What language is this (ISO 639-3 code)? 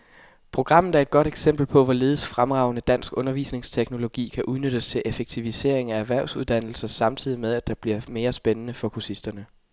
dan